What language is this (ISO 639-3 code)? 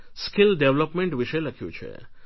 guj